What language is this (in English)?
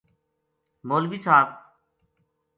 Gujari